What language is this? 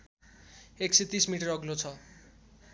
Nepali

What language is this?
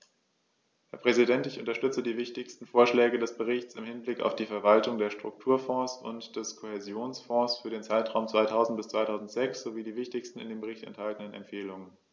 German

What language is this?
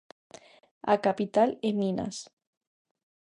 Galician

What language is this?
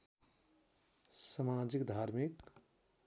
Nepali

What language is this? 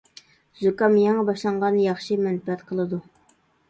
Uyghur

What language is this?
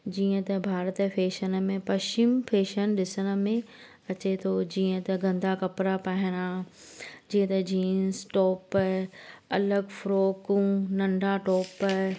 Sindhi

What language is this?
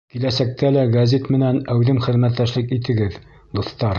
Bashkir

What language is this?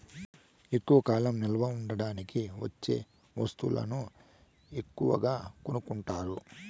Telugu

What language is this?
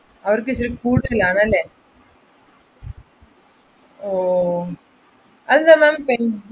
Malayalam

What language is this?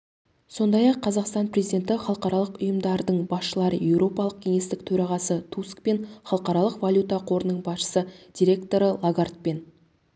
Kazakh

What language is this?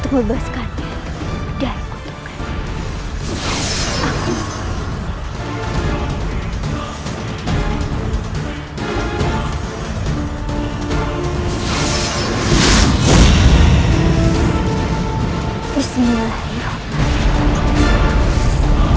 Indonesian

